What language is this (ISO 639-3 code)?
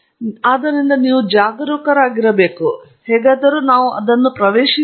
kan